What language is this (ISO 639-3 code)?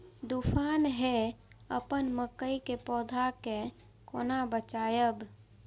mai